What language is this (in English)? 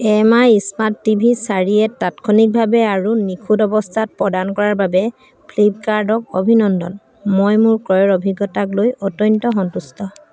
Assamese